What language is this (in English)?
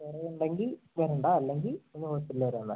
Malayalam